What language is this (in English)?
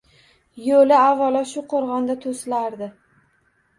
Uzbek